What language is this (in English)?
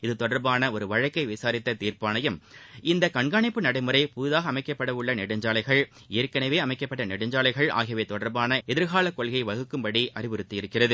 Tamil